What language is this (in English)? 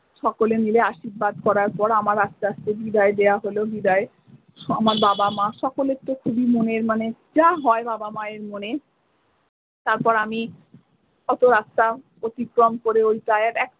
Bangla